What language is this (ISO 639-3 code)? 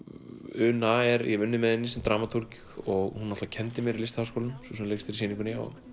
isl